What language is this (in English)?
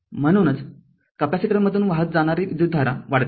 Marathi